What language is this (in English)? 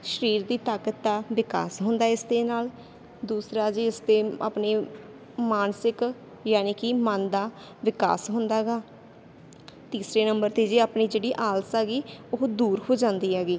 Punjabi